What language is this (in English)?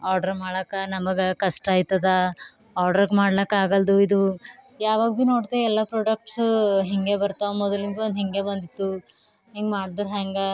Kannada